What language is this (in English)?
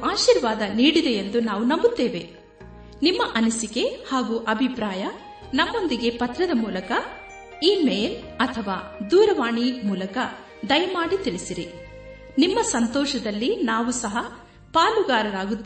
Kannada